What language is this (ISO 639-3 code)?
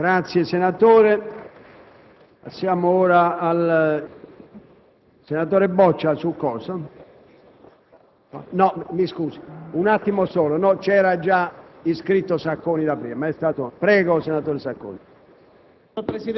ita